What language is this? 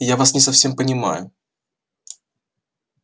Russian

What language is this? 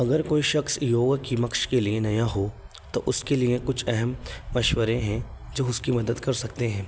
Urdu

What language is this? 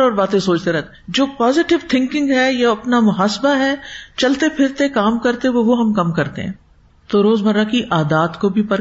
Urdu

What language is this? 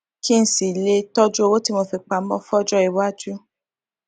Yoruba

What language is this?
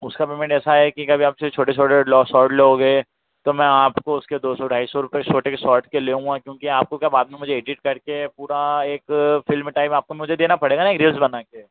Hindi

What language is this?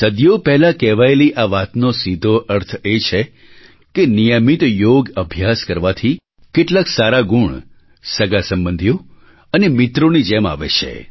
Gujarati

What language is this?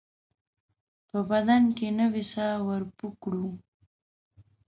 Pashto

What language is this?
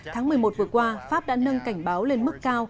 Vietnamese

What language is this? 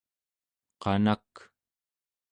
Central Yupik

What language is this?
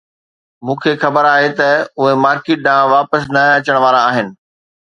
Sindhi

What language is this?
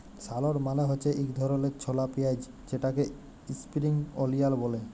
Bangla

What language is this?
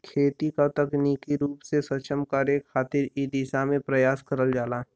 Bhojpuri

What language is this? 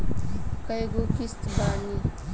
Bhojpuri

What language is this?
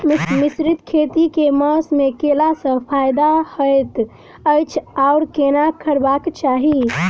Maithili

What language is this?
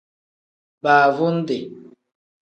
Tem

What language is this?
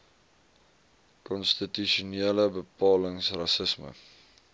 Afrikaans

